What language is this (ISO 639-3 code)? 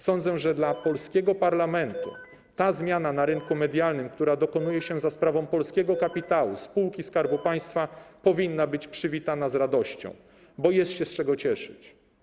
pol